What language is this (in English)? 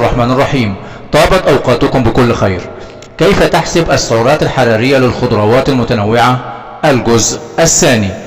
Arabic